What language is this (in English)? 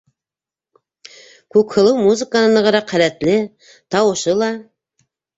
Bashkir